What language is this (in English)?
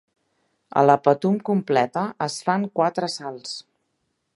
Catalan